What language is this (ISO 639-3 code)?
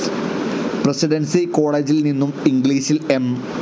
mal